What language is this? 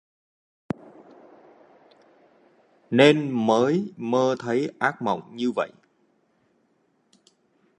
Vietnamese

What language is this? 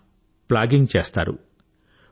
Telugu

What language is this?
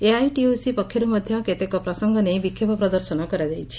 Odia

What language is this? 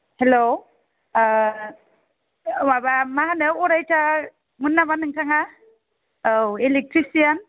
Bodo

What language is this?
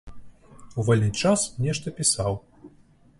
Belarusian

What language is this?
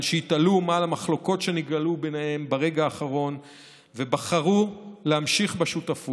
Hebrew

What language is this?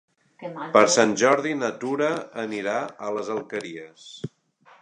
Catalan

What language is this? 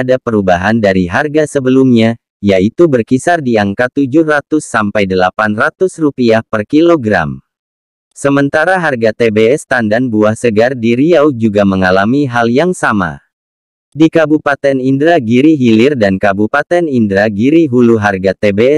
Indonesian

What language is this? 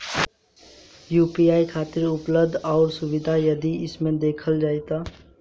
Bhojpuri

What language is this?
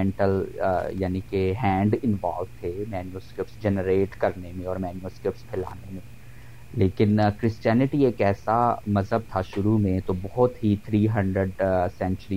Punjabi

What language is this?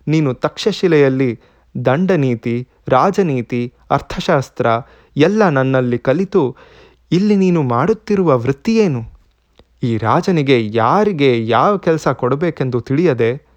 Kannada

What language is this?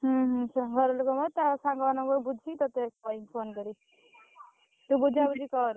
Odia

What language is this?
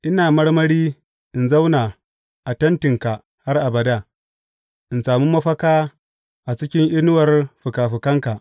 Hausa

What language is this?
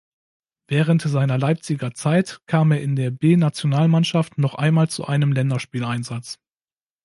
German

